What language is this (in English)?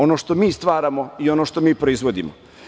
Serbian